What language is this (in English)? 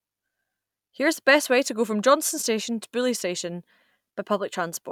English